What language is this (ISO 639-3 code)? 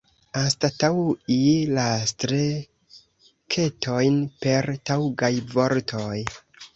epo